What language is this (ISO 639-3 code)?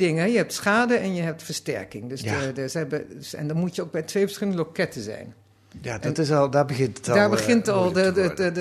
nld